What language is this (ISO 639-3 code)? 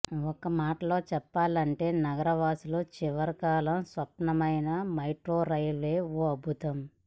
tel